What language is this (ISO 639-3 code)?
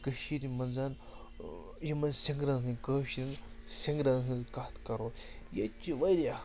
kas